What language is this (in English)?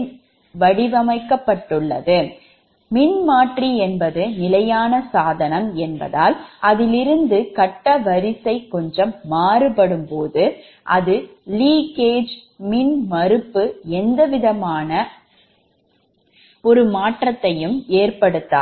Tamil